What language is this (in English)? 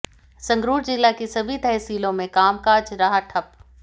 Hindi